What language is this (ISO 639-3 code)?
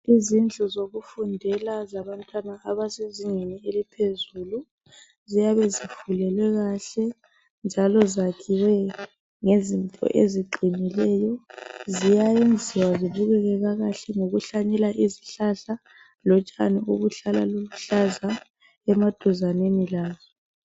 nde